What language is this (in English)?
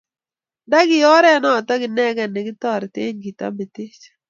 Kalenjin